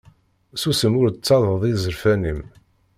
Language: Kabyle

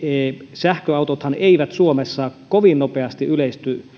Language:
Finnish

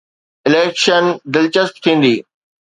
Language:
Sindhi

